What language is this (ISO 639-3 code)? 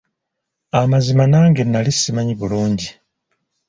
lug